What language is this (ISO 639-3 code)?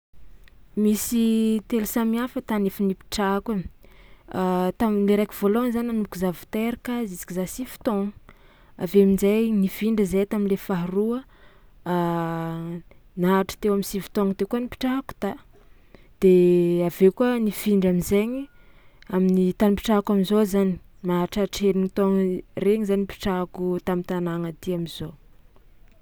xmw